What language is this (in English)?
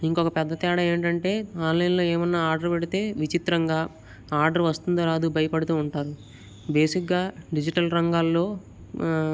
Telugu